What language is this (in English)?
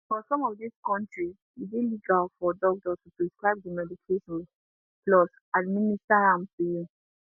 Nigerian Pidgin